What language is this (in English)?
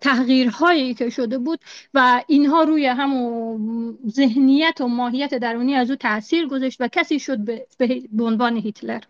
Persian